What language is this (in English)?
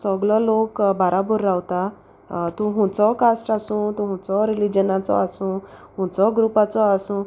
Konkani